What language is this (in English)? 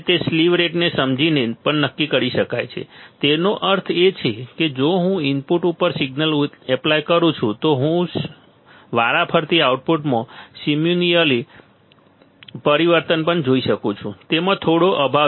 Gujarati